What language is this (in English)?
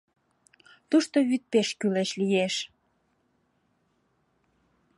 Mari